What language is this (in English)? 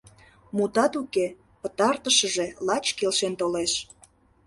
Mari